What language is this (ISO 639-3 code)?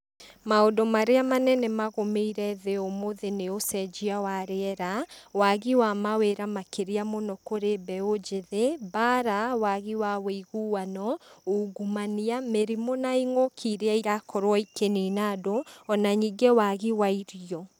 kik